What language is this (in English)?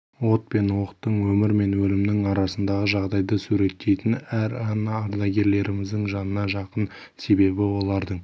Kazakh